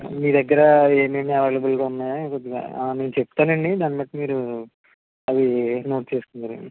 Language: Telugu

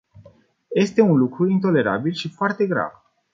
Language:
Romanian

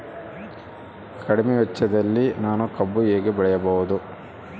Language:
Kannada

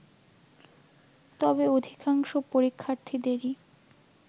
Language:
Bangla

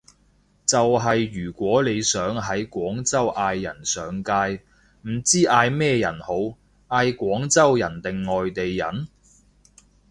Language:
Cantonese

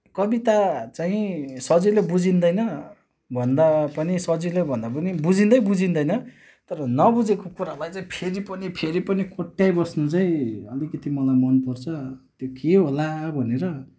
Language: Nepali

